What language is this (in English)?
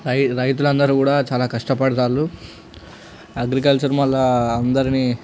Telugu